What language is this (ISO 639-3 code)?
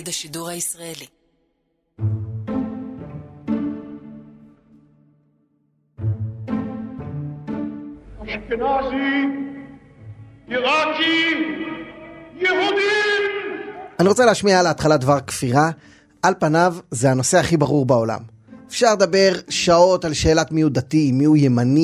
heb